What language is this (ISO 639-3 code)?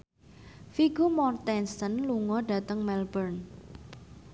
jav